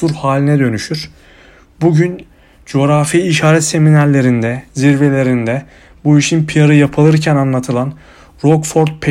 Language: Turkish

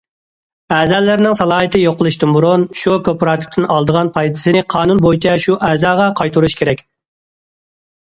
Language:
Uyghur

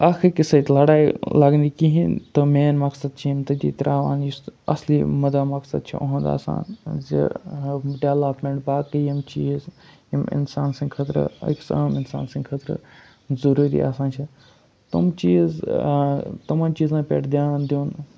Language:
Kashmiri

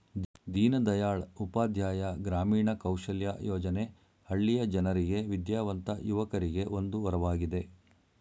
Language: Kannada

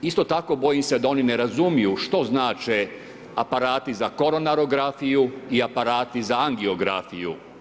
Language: Croatian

